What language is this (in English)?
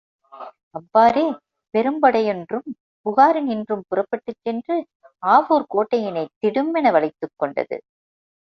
Tamil